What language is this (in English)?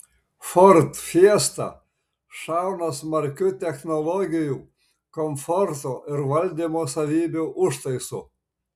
Lithuanian